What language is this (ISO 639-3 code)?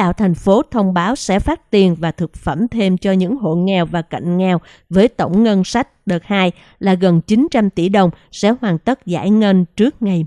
vie